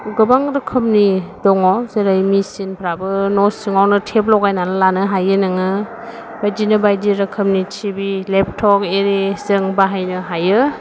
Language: Bodo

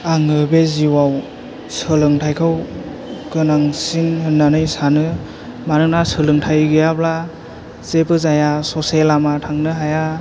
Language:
Bodo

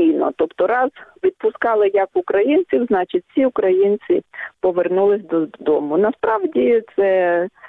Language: Ukrainian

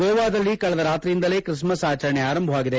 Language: Kannada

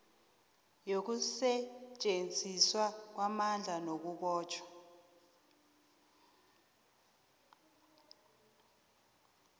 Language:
South Ndebele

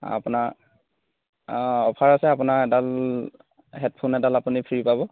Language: Assamese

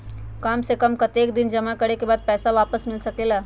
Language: Magahi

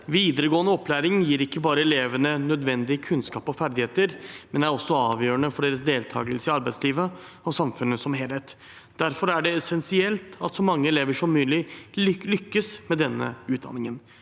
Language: Norwegian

